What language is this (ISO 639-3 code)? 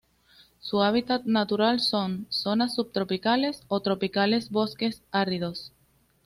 spa